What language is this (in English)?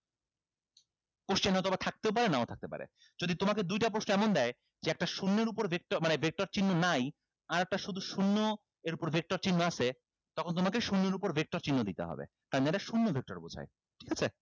Bangla